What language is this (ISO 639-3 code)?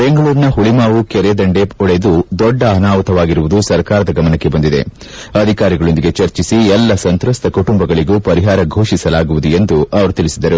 kan